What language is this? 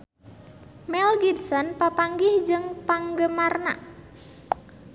Sundanese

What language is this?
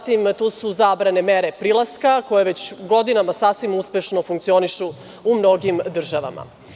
Serbian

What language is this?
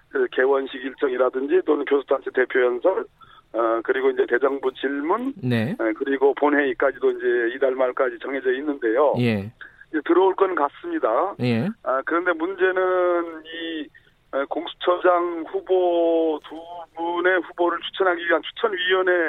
Korean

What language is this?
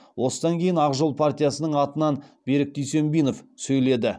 Kazakh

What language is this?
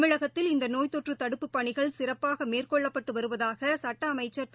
Tamil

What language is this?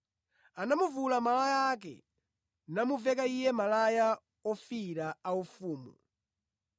Nyanja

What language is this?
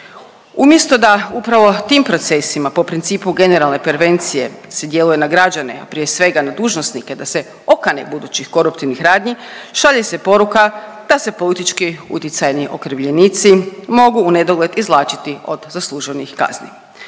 Croatian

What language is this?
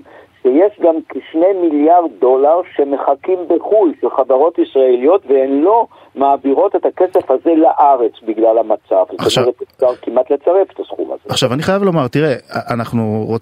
Hebrew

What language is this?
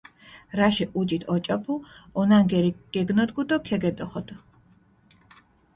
Mingrelian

